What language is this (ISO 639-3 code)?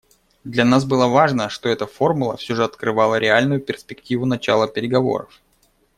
rus